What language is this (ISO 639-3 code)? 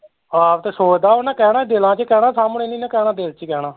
pan